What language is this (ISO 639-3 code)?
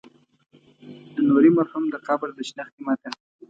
pus